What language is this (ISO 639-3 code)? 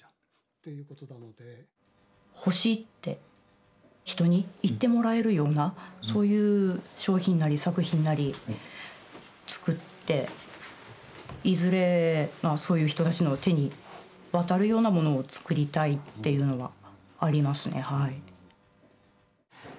jpn